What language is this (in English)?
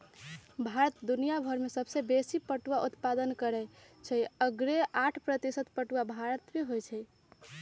Magahi